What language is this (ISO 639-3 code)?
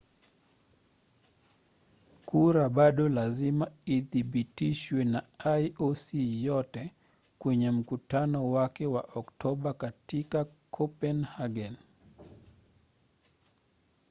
swa